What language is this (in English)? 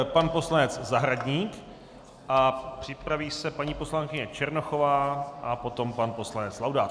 Czech